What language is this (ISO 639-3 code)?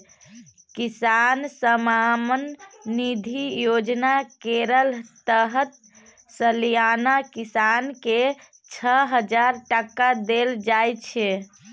mai